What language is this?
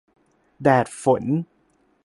Thai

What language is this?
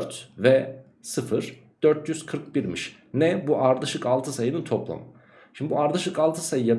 Turkish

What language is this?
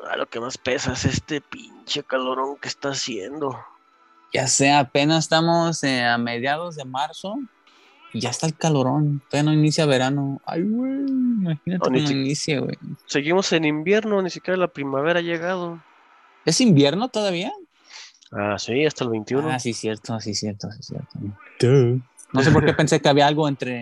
Spanish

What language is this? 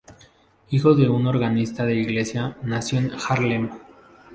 Spanish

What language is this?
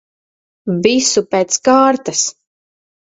Latvian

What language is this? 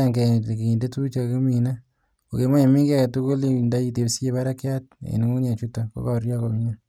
Kalenjin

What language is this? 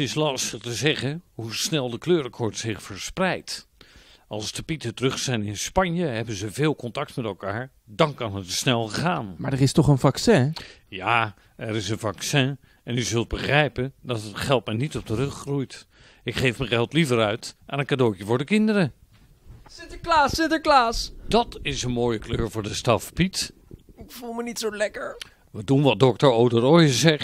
Dutch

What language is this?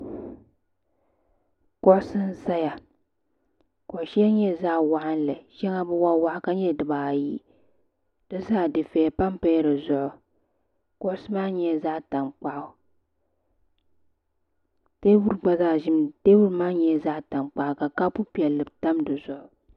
Dagbani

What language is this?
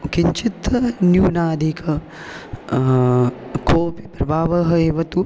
Sanskrit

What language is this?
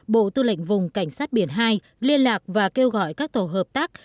Vietnamese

